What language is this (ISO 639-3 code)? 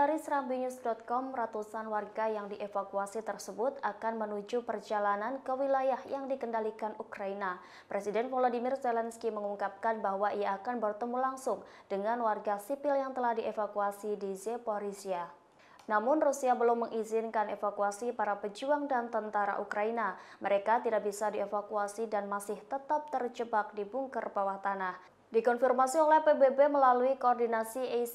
ind